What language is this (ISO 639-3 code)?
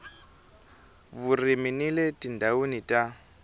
tso